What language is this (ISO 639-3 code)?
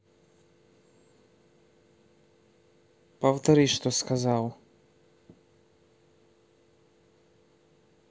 rus